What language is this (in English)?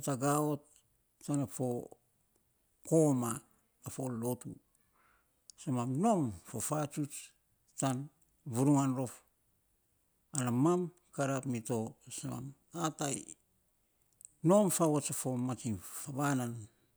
Saposa